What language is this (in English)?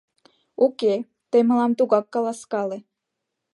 Mari